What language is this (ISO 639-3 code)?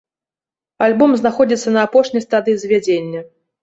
bel